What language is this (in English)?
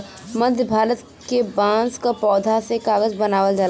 Bhojpuri